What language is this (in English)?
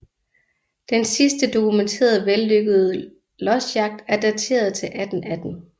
Danish